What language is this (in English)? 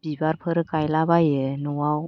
Bodo